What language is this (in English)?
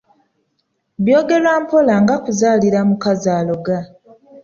Ganda